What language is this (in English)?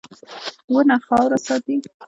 Pashto